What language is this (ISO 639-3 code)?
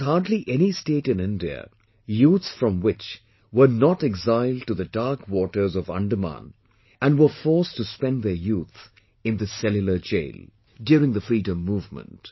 eng